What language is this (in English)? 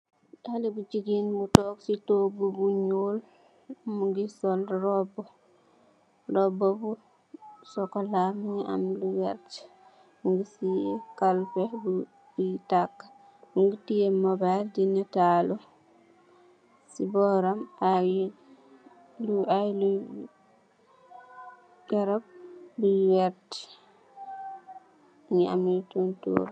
Wolof